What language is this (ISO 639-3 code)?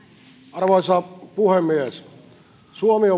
fin